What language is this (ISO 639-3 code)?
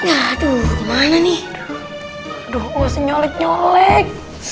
ind